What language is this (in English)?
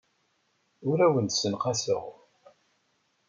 Kabyle